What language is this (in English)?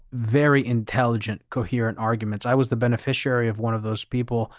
English